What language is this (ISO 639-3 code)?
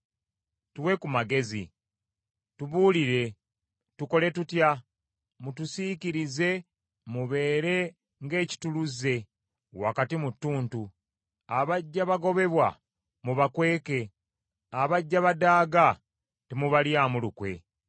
lug